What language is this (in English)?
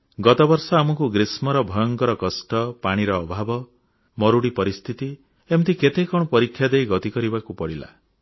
Odia